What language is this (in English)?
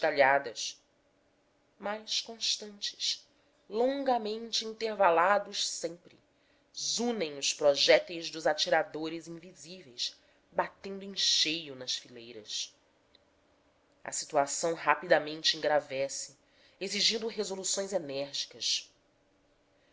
Portuguese